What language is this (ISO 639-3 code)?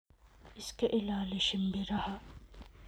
som